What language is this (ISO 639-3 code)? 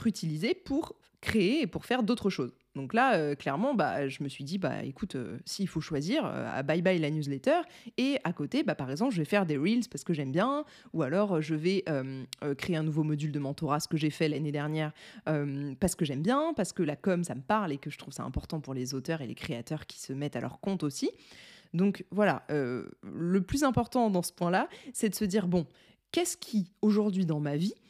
fra